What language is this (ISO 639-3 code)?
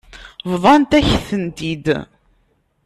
kab